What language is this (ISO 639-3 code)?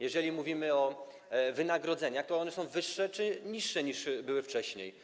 pol